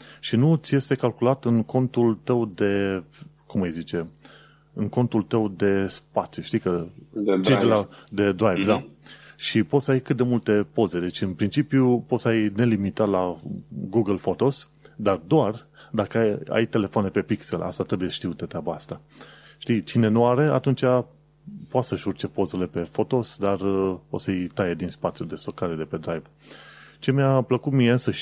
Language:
Romanian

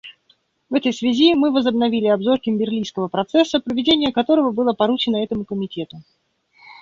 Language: Russian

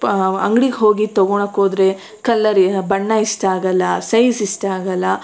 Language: Kannada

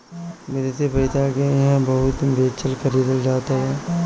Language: Bhojpuri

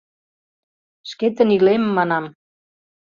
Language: Mari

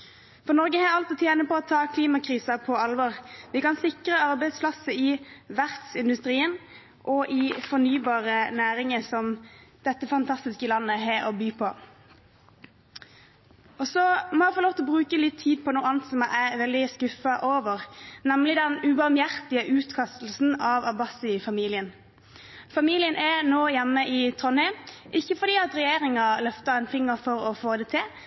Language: Norwegian Bokmål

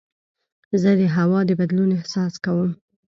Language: Pashto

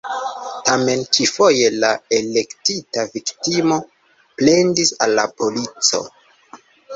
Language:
Esperanto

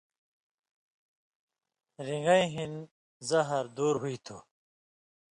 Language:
Indus Kohistani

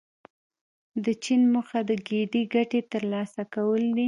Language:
Pashto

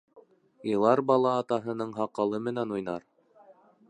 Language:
Bashkir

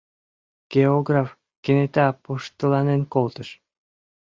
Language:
Mari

